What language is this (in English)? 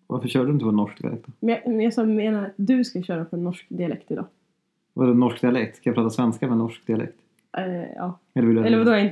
Swedish